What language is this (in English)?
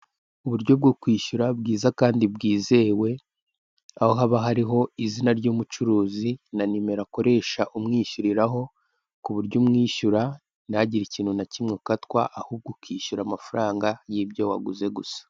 Kinyarwanda